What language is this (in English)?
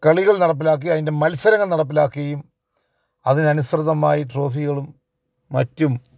Malayalam